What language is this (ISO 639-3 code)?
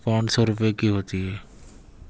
urd